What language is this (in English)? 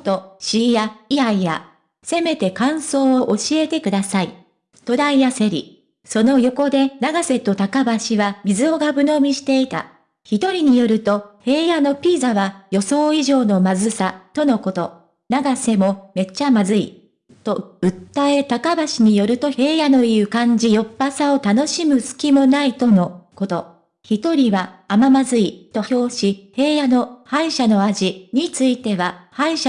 Japanese